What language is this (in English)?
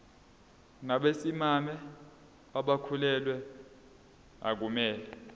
Zulu